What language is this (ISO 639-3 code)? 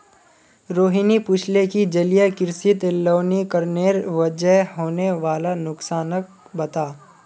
mag